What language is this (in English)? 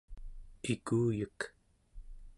Central Yupik